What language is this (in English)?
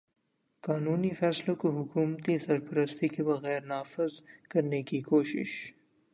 Urdu